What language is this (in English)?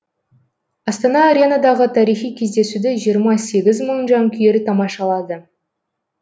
Kazakh